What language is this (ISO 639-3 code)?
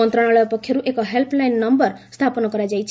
ori